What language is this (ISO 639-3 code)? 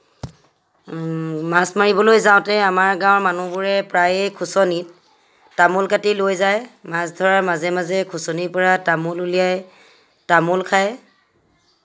asm